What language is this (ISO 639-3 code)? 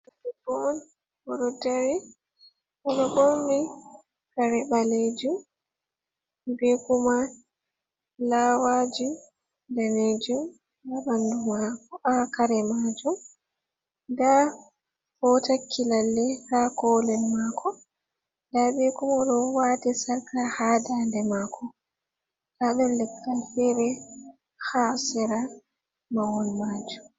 ful